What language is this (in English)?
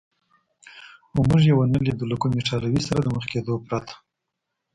Pashto